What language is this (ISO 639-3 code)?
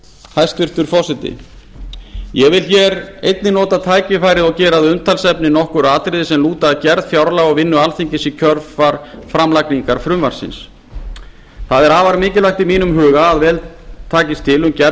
isl